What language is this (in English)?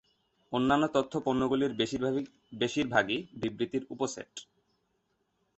Bangla